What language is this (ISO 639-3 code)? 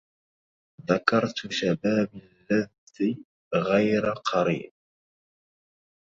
ara